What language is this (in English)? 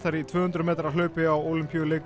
Icelandic